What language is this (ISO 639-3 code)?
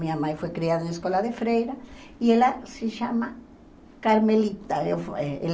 por